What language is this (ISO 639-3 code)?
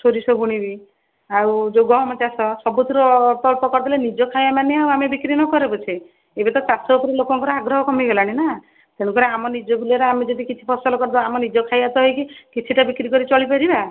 ori